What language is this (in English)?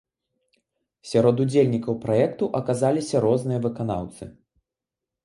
Belarusian